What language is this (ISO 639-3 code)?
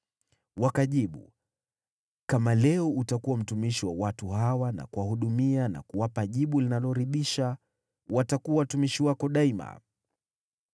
swa